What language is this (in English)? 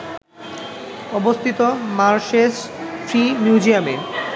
Bangla